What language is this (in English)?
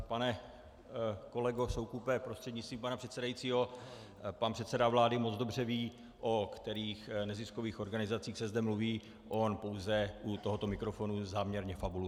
Czech